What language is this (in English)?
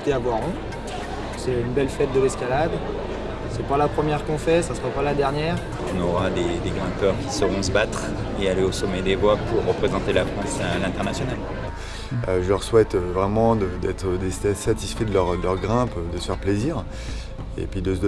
French